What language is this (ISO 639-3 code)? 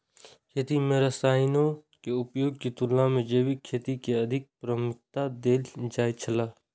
mai